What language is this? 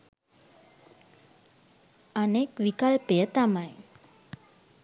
Sinhala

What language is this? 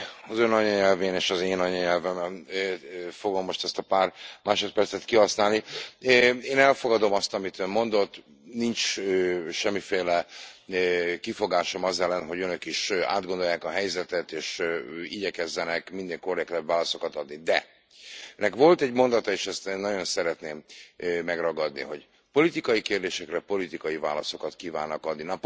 Hungarian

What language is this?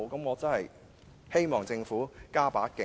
Cantonese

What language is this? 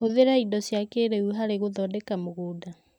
Kikuyu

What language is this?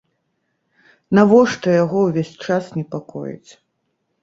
Belarusian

